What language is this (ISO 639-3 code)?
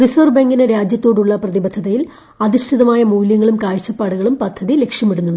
mal